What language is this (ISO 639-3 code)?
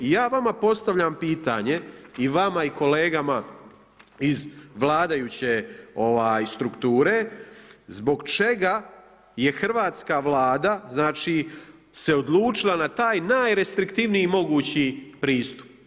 hrv